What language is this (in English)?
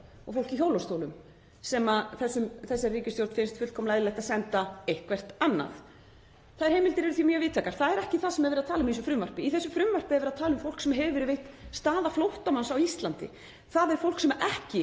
Icelandic